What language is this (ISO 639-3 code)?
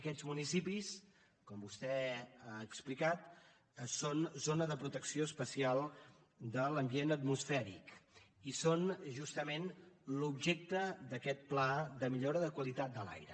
cat